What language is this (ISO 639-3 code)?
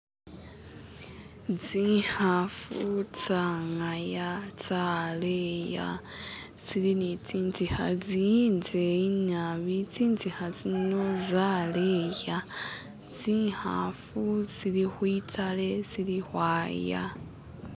myx